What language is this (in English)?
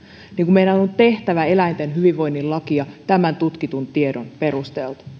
Finnish